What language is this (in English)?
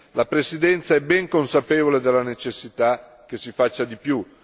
Italian